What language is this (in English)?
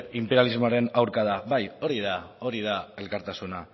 Basque